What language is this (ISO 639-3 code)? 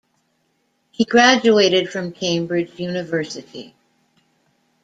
eng